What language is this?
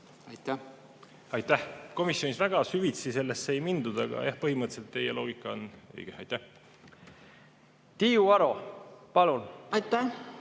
Estonian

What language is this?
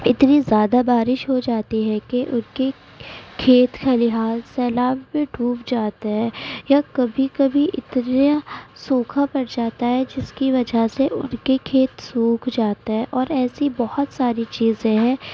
Urdu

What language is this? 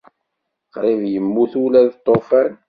Kabyle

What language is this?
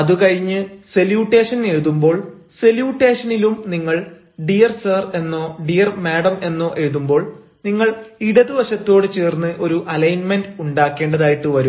Malayalam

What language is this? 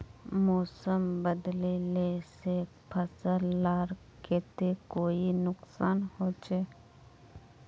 Magahi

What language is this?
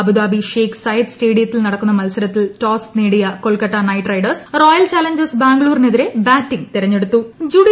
Malayalam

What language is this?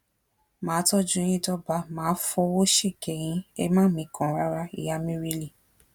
Yoruba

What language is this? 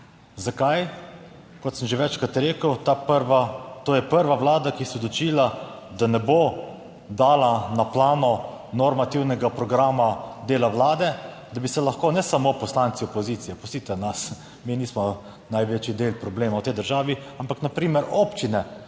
Slovenian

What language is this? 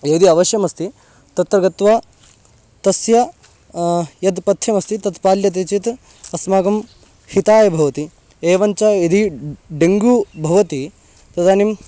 Sanskrit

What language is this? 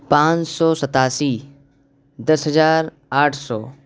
Urdu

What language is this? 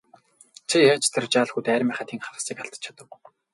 Mongolian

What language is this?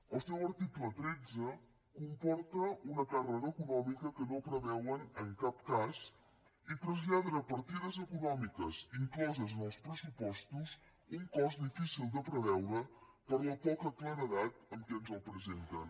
Catalan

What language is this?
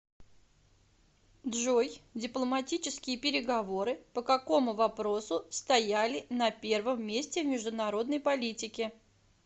Russian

